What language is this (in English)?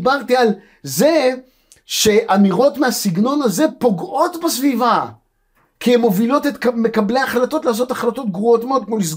Hebrew